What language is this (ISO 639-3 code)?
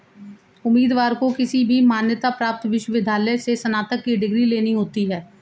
hin